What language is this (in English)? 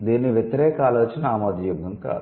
Telugu